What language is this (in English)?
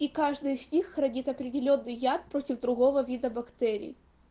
Russian